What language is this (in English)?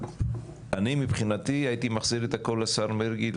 Hebrew